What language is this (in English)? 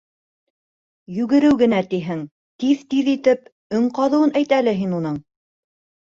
Bashkir